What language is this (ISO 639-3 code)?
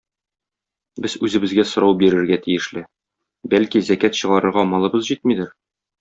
tat